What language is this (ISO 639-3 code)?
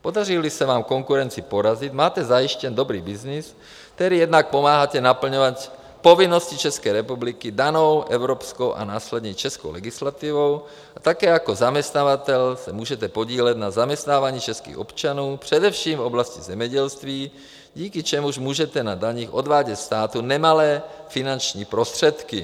ces